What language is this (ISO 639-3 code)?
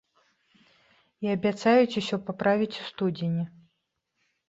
bel